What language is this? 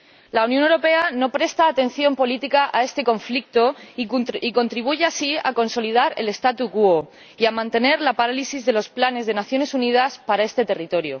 Spanish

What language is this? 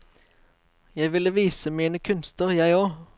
Norwegian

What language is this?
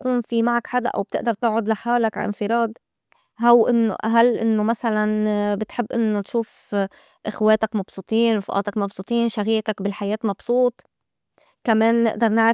North Levantine Arabic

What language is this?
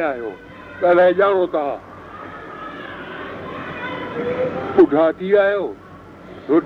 Hindi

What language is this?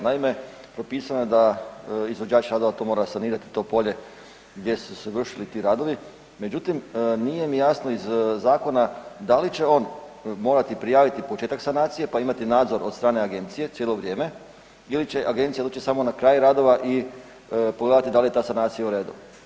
Croatian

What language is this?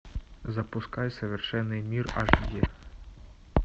Russian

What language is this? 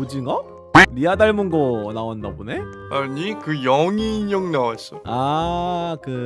Korean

